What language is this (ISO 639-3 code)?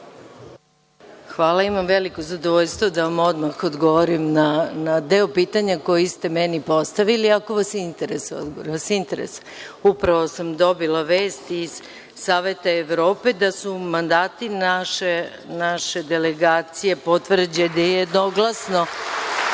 srp